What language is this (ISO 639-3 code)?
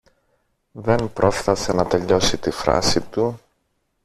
ell